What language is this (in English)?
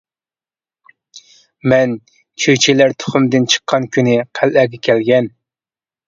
Uyghur